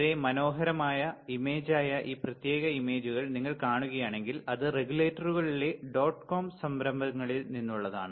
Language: Malayalam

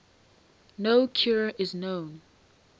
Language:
English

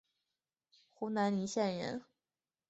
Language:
Chinese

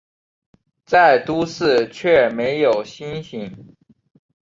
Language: Chinese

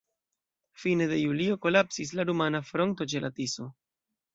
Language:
Esperanto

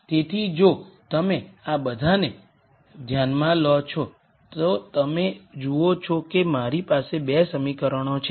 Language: Gujarati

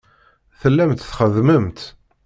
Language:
Kabyle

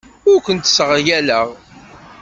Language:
Kabyle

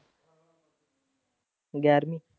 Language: Punjabi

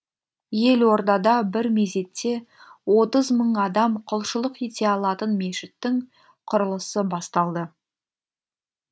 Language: Kazakh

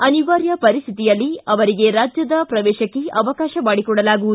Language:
Kannada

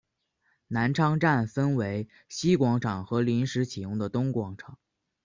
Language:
Chinese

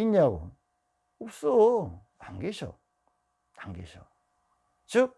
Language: Korean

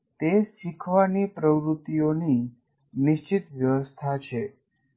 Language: Gujarati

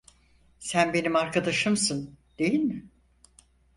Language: Turkish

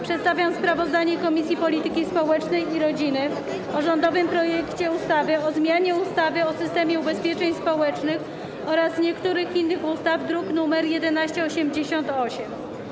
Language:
Polish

